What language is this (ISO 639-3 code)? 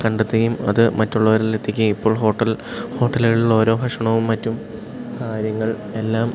mal